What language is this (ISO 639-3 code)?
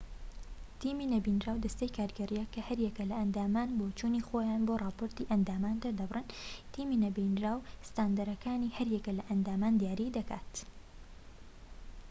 ckb